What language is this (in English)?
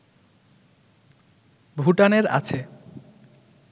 Bangla